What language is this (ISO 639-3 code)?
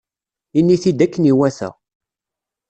kab